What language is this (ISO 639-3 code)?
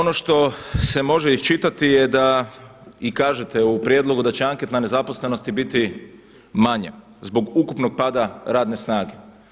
hrv